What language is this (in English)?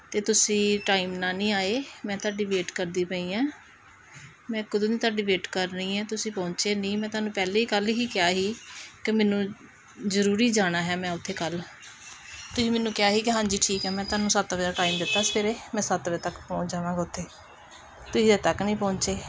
Punjabi